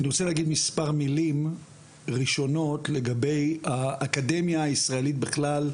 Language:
Hebrew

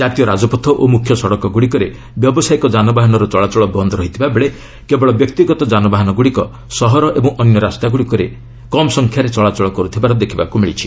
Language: Odia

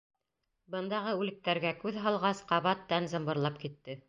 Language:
Bashkir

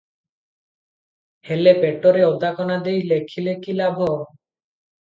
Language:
Odia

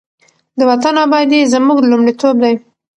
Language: Pashto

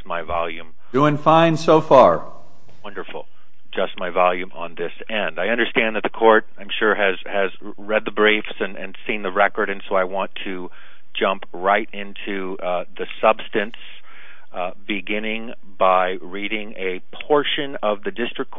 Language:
English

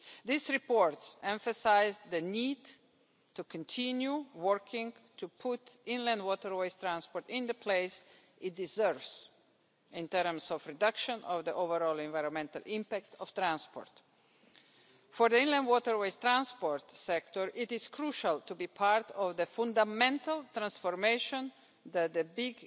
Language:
English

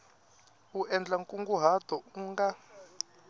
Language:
Tsonga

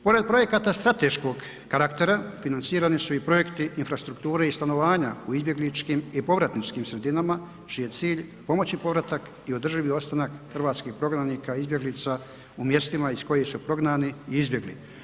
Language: Croatian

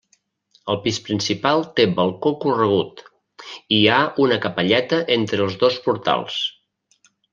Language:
Catalan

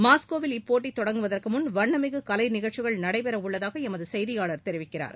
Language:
Tamil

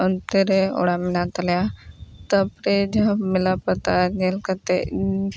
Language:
Santali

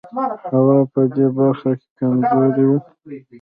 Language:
Pashto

